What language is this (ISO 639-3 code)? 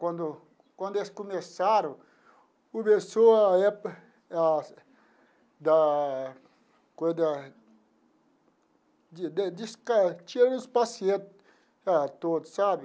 por